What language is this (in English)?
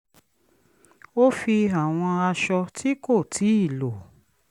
Yoruba